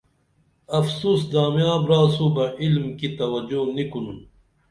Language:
Dameli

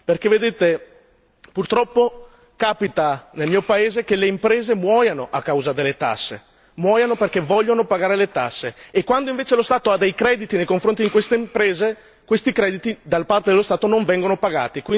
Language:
Italian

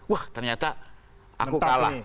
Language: Indonesian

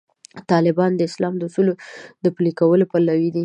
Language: Pashto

